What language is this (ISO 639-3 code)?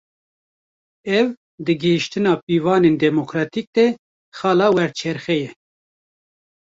kur